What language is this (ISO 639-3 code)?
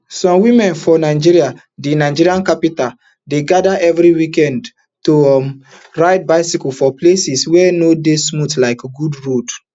pcm